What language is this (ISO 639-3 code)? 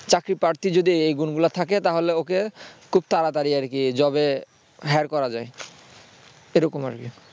ben